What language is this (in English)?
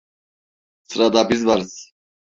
Turkish